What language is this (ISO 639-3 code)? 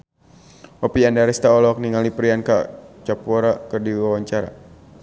sun